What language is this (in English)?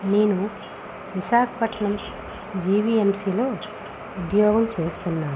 Telugu